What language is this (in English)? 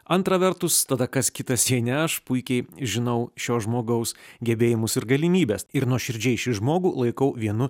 Lithuanian